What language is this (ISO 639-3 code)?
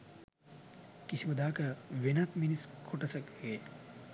sin